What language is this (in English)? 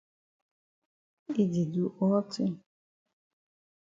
Cameroon Pidgin